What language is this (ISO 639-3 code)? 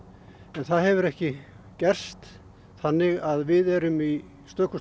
isl